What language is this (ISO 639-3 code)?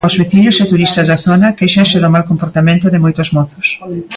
glg